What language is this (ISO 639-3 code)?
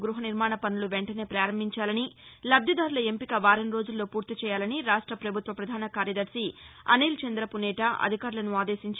tel